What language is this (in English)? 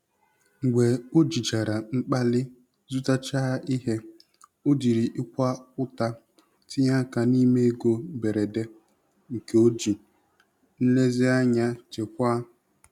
Igbo